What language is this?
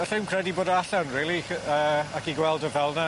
Welsh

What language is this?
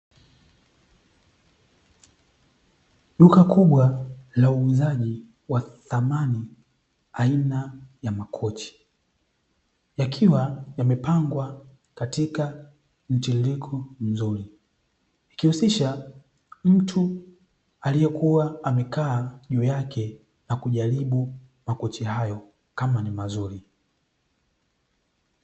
Swahili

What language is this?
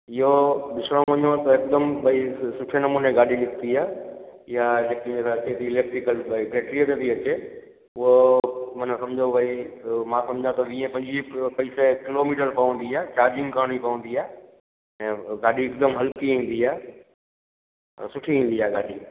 Sindhi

